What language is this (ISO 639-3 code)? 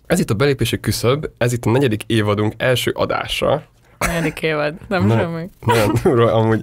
hun